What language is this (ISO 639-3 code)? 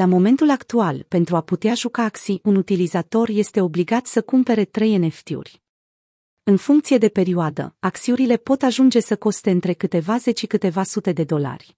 ron